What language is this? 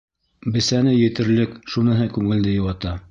Bashkir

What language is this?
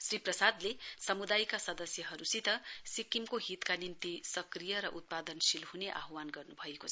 Nepali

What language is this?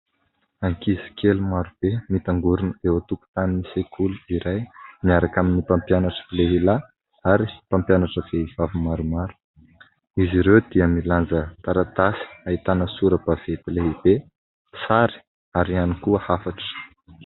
Malagasy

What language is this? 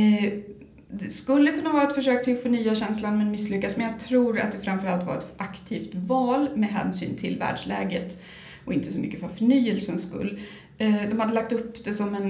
Swedish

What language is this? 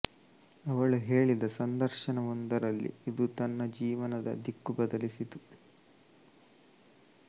Kannada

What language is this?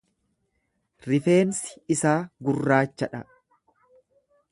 Oromo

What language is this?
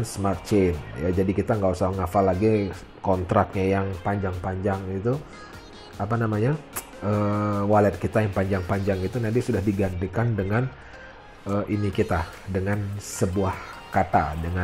Indonesian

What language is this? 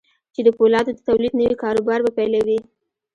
Pashto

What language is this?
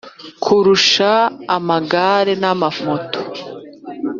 Kinyarwanda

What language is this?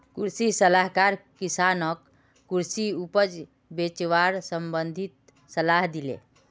Magahi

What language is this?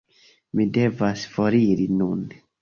Esperanto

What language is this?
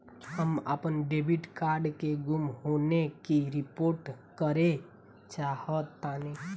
Bhojpuri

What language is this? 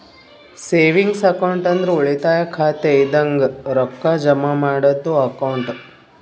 Kannada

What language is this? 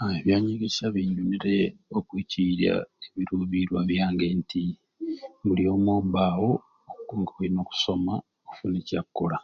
Ruuli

